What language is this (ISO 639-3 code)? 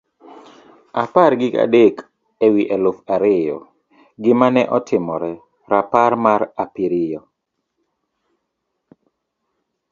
luo